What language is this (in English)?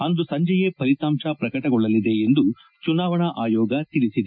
Kannada